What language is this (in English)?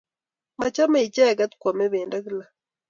Kalenjin